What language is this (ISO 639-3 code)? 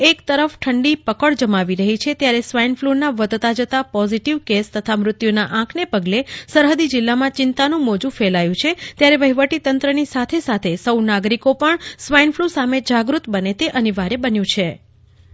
guj